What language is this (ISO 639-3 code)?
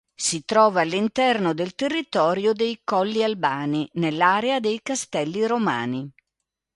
ita